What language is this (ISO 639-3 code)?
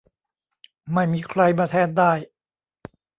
tha